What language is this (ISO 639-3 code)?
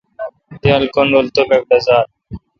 xka